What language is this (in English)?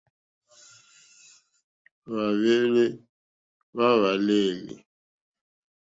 Mokpwe